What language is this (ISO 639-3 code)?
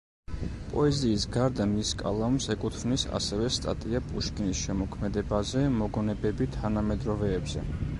kat